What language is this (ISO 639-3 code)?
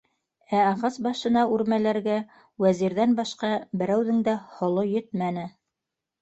bak